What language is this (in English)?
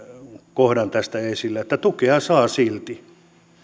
Finnish